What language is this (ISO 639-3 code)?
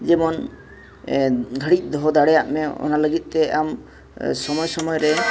sat